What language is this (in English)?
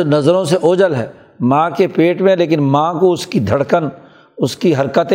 Urdu